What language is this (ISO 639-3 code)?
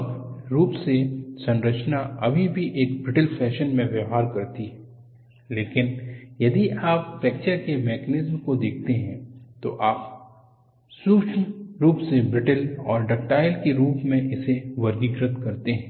hin